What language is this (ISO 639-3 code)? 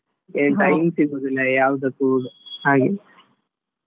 kan